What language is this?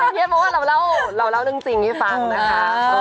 Thai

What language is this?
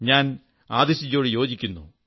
Malayalam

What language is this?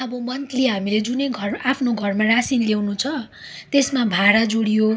Nepali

